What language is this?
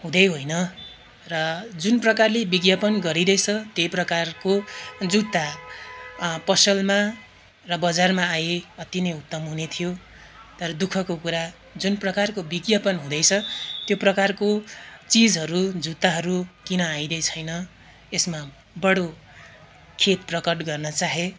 Nepali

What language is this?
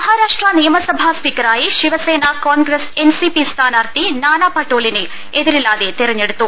Malayalam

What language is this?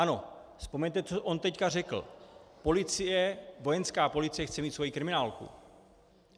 Czech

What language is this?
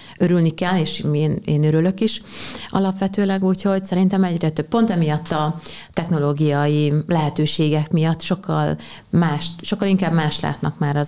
Hungarian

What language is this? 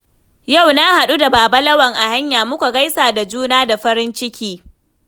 Hausa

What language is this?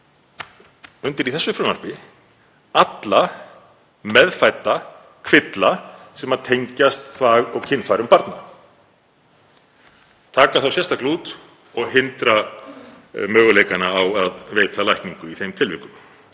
Icelandic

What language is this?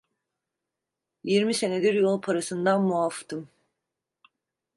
Turkish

